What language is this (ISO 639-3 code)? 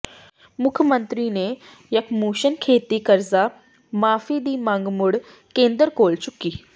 pan